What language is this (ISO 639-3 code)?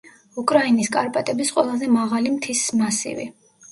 kat